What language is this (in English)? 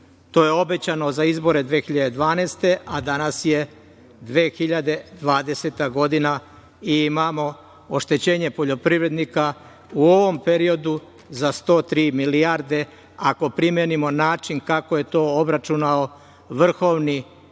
Serbian